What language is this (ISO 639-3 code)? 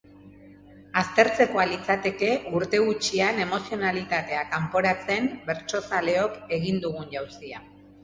eus